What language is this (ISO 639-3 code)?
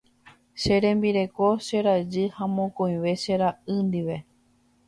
grn